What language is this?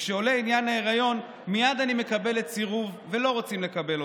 Hebrew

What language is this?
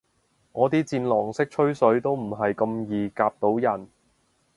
Cantonese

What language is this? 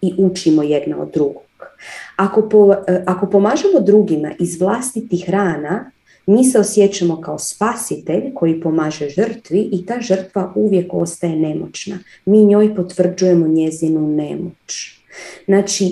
Croatian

